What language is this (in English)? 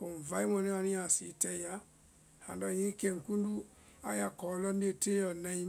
Vai